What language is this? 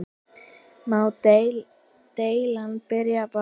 Icelandic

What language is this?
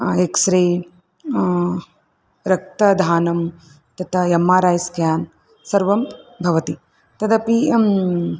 Sanskrit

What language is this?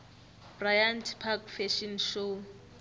South Ndebele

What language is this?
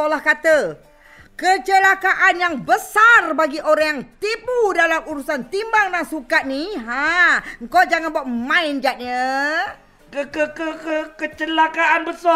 Malay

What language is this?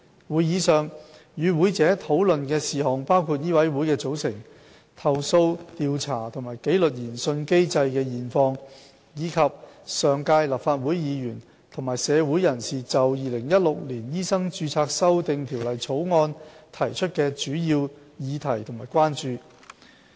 Cantonese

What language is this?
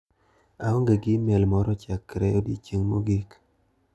Luo (Kenya and Tanzania)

